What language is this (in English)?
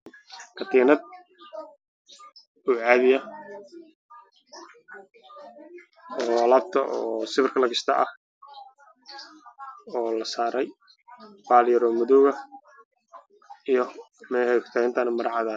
Somali